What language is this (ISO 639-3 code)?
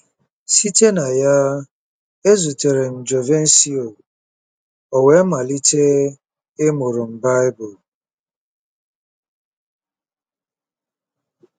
ibo